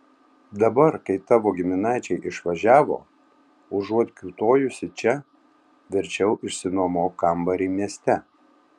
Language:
Lithuanian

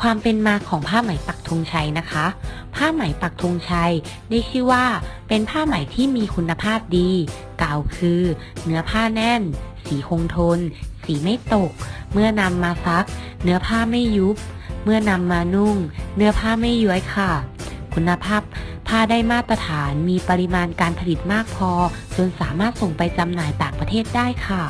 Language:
Thai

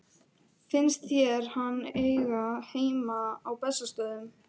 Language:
Icelandic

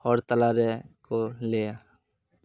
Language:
Santali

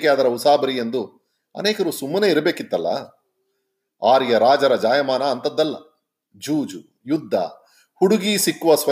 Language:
Kannada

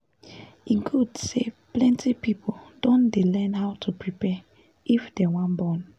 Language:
Nigerian Pidgin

